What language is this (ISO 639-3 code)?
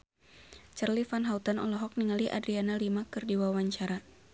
sun